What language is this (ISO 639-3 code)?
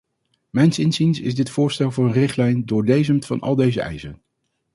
nld